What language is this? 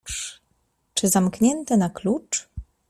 Polish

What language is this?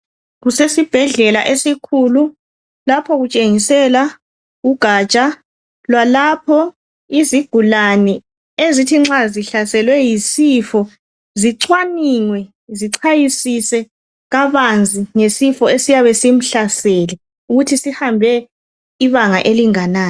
North Ndebele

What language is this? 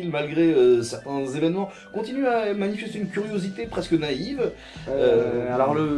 French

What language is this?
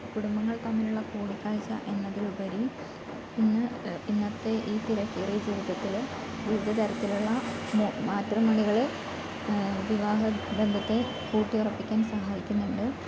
Malayalam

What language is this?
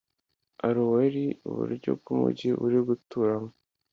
Kinyarwanda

